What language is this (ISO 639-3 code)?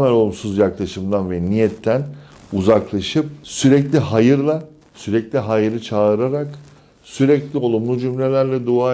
tur